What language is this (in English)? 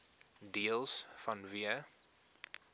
Afrikaans